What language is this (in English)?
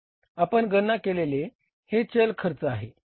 Marathi